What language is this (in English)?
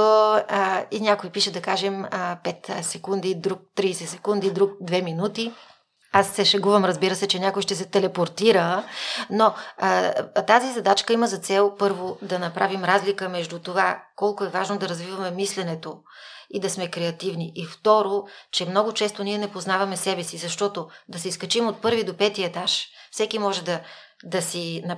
Bulgarian